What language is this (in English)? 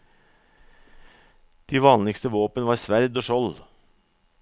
Norwegian